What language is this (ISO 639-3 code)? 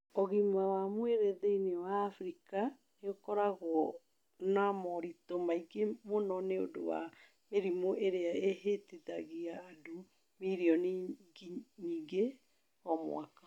kik